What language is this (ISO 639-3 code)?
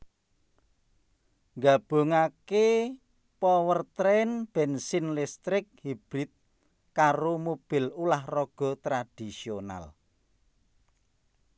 jav